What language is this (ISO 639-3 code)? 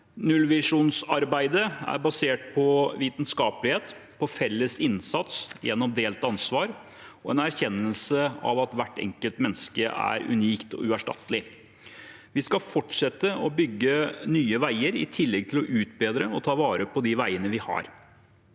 nor